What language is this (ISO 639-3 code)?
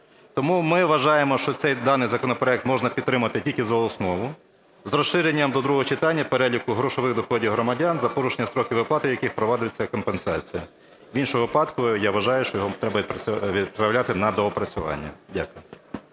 ukr